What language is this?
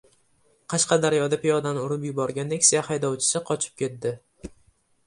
Uzbek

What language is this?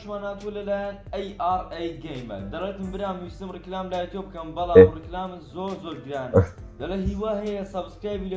Arabic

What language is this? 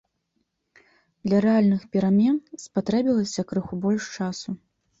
Belarusian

